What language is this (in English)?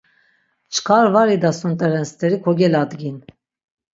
Laz